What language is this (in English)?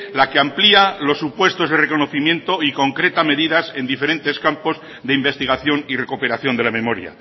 Spanish